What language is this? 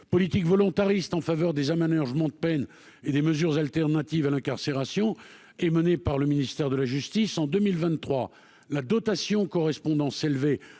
French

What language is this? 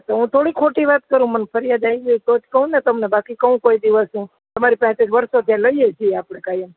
Gujarati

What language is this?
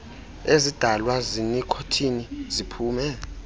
Xhosa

